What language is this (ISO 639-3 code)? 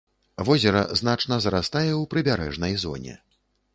bel